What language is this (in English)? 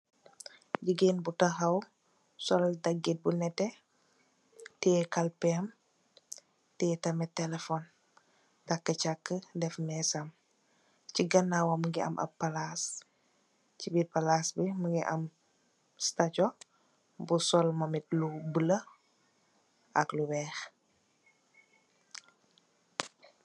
Wolof